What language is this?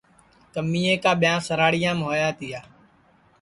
Sansi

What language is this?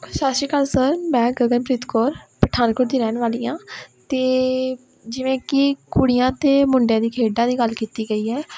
Punjabi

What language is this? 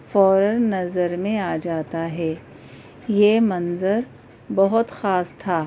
Urdu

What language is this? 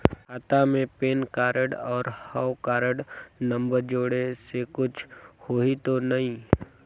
Chhattisgarhi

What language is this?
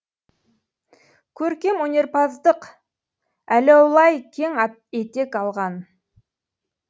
Kazakh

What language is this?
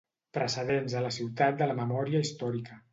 Catalan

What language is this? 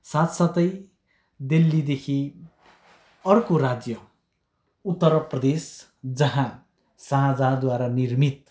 Nepali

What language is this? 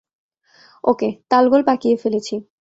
Bangla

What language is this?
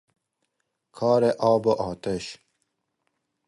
Persian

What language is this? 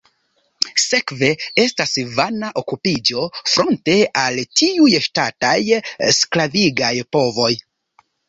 Esperanto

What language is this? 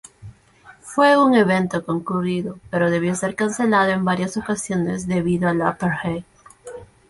Spanish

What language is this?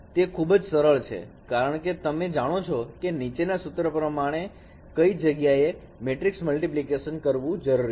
Gujarati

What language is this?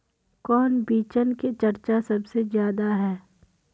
Magahi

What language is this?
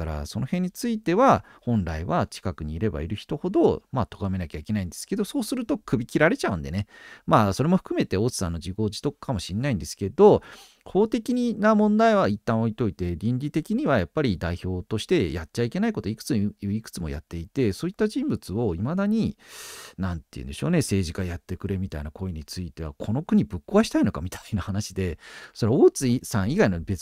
Japanese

